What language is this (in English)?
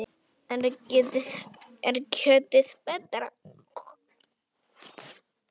Icelandic